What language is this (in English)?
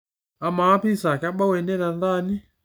Masai